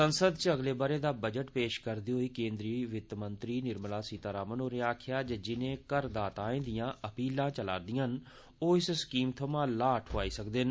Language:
Dogri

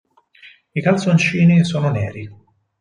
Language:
Italian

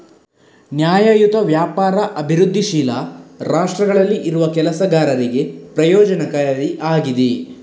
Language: Kannada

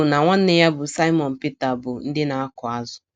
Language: Igbo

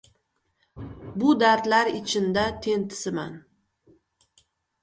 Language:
Uzbek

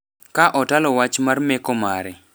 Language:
Luo (Kenya and Tanzania)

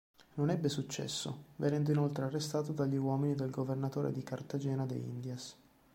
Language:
Italian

